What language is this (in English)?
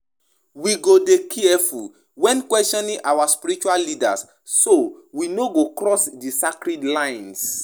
Nigerian Pidgin